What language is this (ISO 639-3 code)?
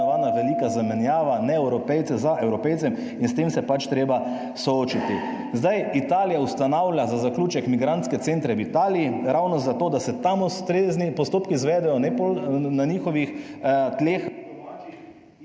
slv